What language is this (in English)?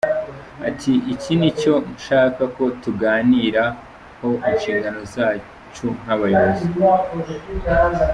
Kinyarwanda